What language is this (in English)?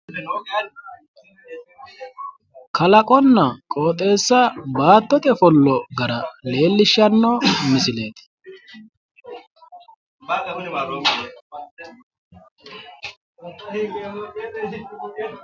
Sidamo